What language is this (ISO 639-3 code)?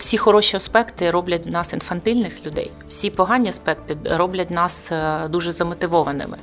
ukr